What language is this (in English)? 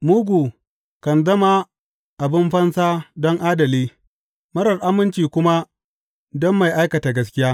Hausa